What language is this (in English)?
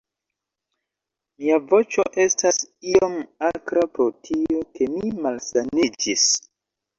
Esperanto